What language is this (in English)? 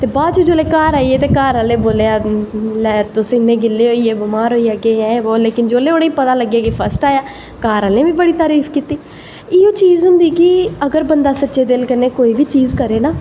Dogri